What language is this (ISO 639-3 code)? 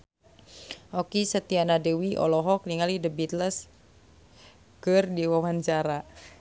sun